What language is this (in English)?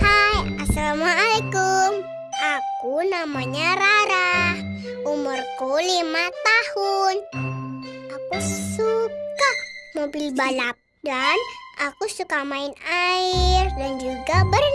Indonesian